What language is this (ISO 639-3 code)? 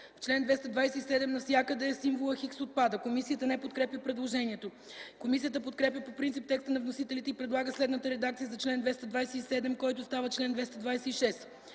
bul